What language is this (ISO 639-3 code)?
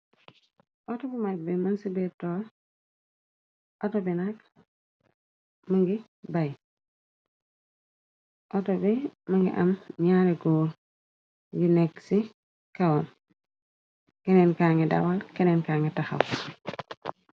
wol